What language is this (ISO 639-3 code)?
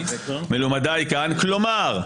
heb